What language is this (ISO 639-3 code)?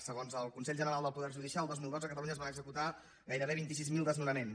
cat